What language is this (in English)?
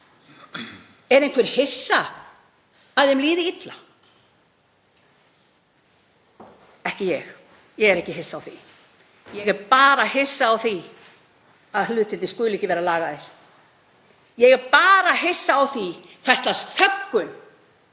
Icelandic